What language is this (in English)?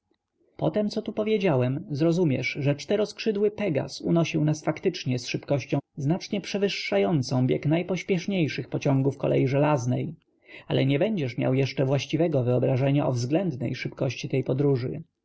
Polish